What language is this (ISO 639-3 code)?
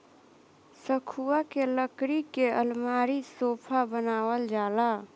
bho